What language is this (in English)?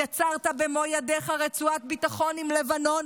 Hebrew